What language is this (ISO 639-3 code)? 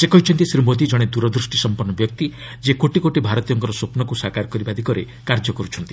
ori